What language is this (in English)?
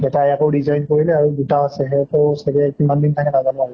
Assamese